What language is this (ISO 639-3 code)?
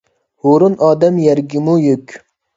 uig